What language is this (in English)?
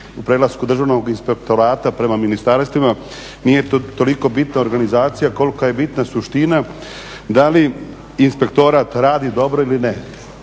Croatian